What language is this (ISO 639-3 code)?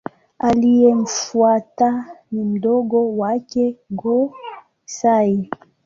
swa